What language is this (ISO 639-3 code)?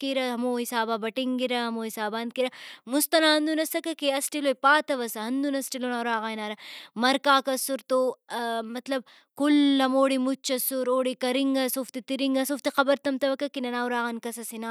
brh